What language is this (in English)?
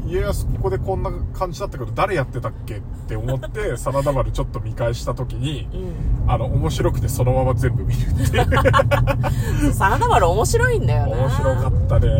Japanese